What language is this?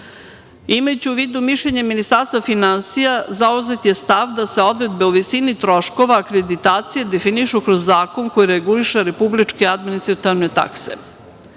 Serbian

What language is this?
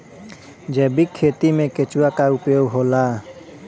Bhojpuri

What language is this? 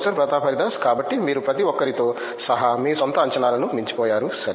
Telugu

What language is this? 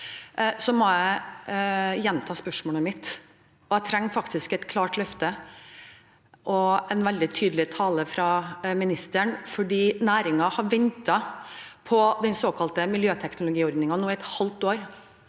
Norwegian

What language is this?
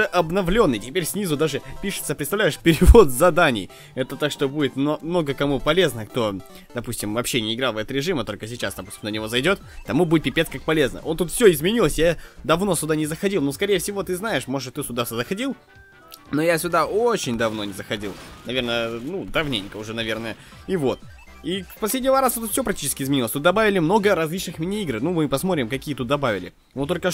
Russian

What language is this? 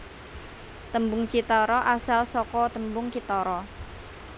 Javanese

